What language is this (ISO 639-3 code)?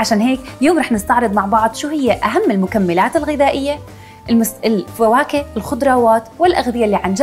ara